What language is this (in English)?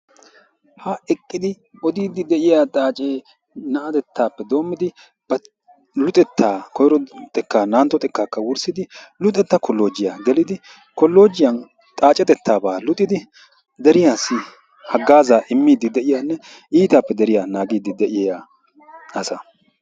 Wolaytta